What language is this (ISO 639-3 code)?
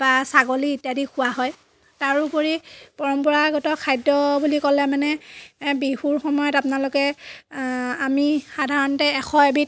asm